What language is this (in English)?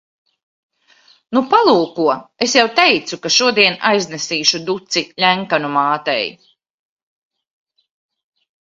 Latvian